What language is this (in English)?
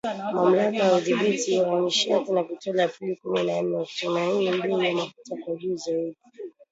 Swahili